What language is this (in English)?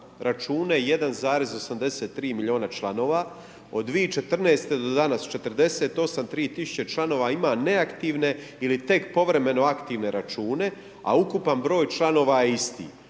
Croatian